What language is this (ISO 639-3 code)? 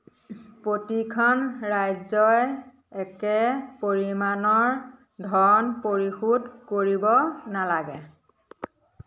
asm